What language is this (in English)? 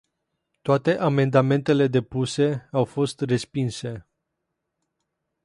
Romanian